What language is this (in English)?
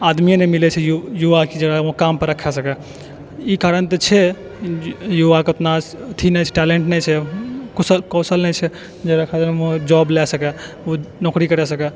Maithili